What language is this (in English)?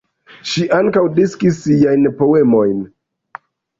Esperanto